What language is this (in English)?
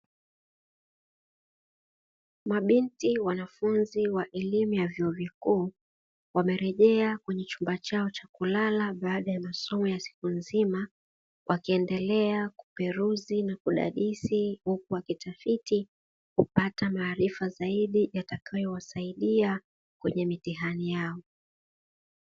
Swahili